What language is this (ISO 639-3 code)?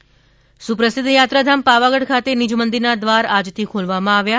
guj